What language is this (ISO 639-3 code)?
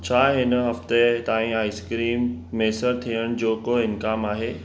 snd